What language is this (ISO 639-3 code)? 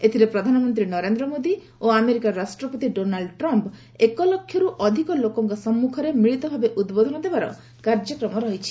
ori